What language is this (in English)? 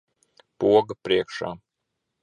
Latvian